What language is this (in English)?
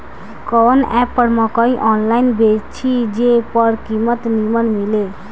Bhojpuri